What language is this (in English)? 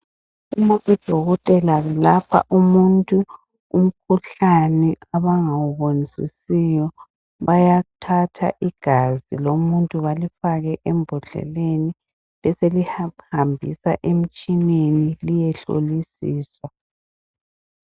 North Ndebele